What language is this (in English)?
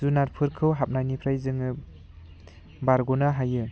Bodo